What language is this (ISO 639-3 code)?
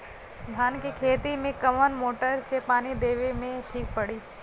bho